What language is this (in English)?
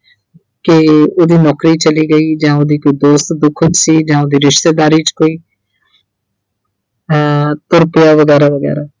Punjabi